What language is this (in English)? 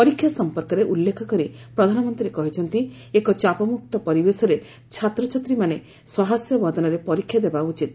Odia